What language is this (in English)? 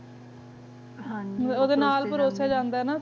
Punjabi